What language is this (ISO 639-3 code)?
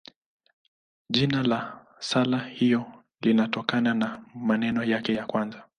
swa